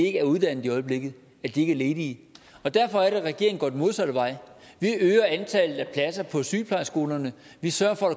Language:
Danish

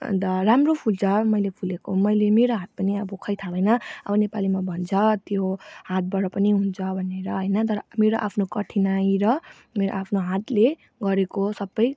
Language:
Nepali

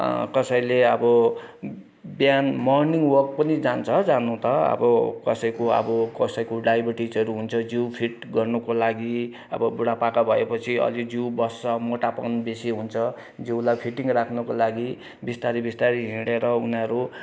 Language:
Nepali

